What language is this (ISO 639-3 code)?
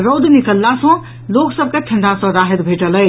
mai